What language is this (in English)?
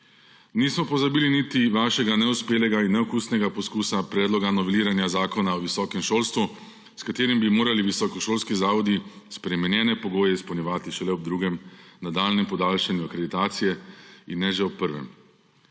Slovenian